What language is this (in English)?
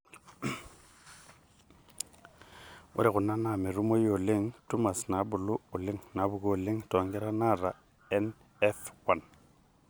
Masai